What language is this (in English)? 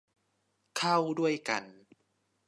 Thai